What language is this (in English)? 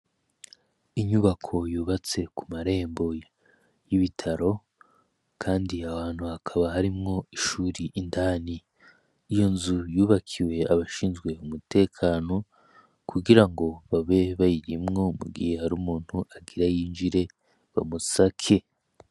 Rundi